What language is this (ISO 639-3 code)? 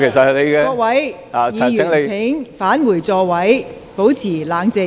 yue